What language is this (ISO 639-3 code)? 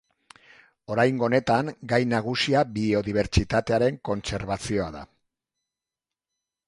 eus